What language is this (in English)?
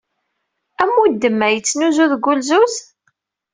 Kabyle